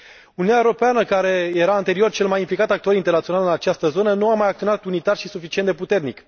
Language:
Romanian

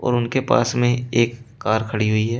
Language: Hindi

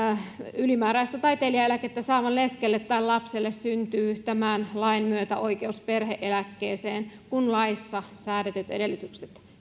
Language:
Finnish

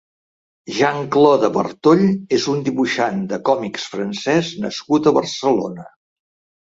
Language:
Catalan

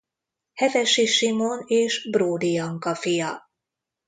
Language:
Hungarian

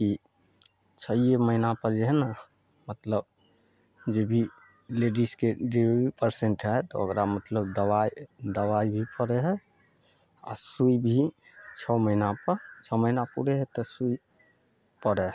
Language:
Maithili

